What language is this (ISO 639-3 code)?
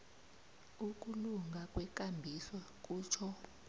nbl